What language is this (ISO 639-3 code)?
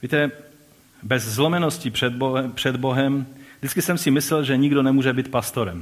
ces